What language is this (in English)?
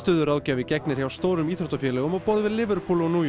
Icelandic